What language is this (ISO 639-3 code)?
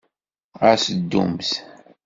kab